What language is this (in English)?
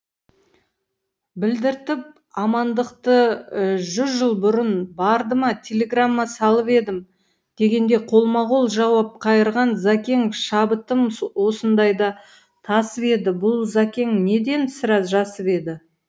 Kazakh